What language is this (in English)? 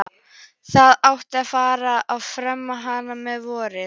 Icelandic